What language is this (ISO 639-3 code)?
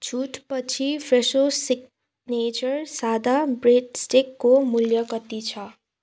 nep